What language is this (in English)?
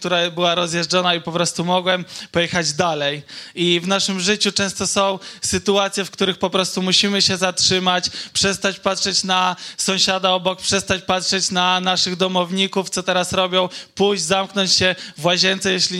Polish